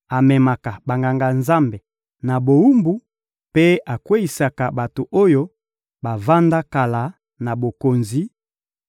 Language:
Lingala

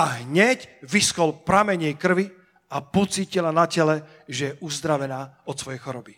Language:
Slovak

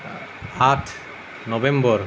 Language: Assamese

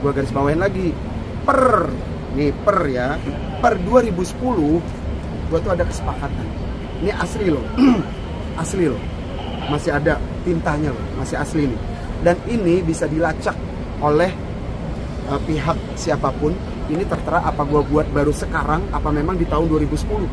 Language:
Indonesian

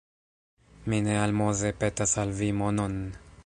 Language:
Esperanto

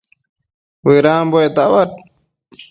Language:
Matsés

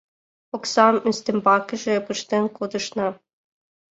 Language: Mari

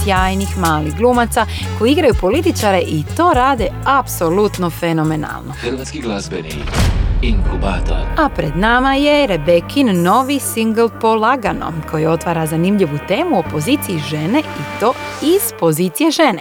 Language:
Croatian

